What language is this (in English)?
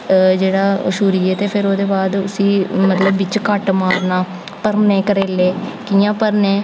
Dogri